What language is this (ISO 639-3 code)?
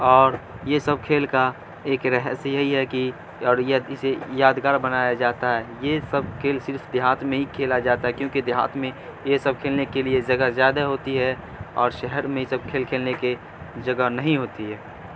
urd